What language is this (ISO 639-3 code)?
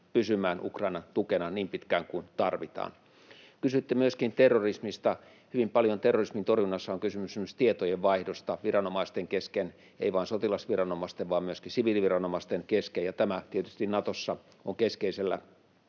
fin